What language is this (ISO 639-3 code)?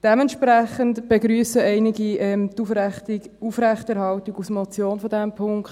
gsw